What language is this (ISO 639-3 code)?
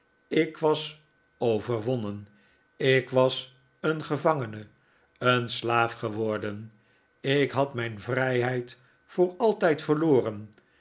nld